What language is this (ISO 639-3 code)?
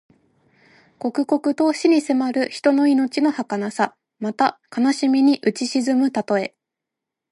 jpn